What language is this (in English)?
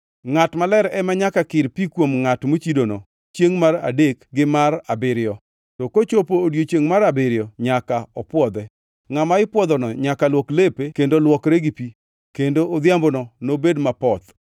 Luo (Kenya and Tanzania)